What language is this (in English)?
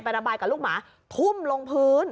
Thai